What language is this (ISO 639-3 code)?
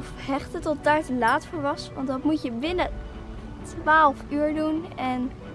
nld